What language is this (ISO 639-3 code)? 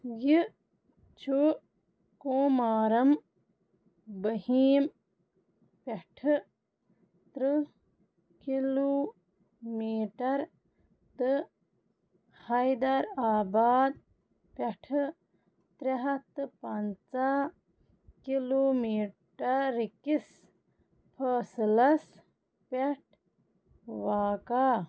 kas